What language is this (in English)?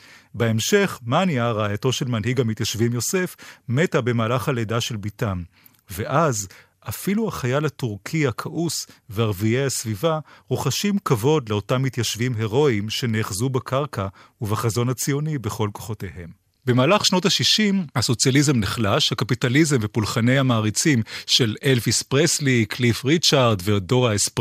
Hebrew